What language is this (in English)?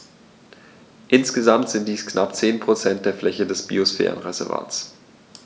German